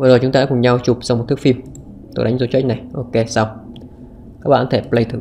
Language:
Vietnamese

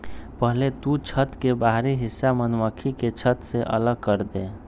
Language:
Magahi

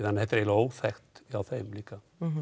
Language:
Icelandic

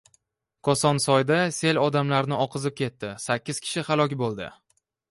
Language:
Uzbek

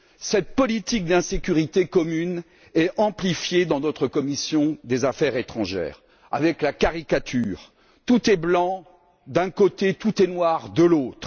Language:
French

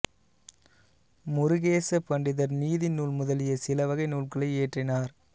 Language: Tamil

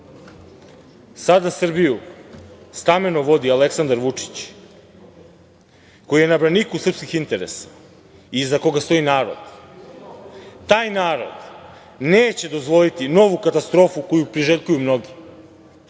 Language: Serbian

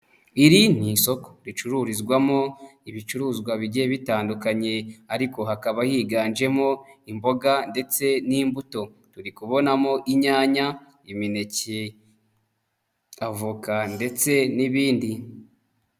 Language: Kinyarwanda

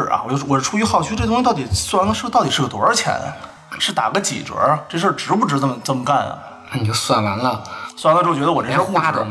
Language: Chinese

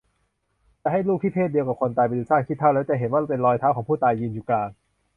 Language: Thai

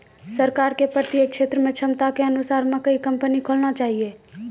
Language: Maithili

